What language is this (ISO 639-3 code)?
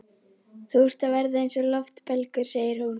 isl